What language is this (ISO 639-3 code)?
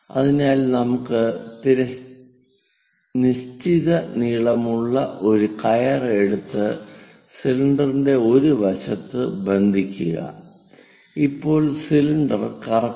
mal